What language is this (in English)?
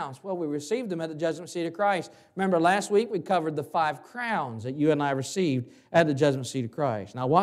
English